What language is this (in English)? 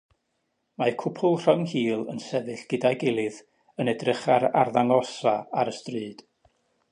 Welsh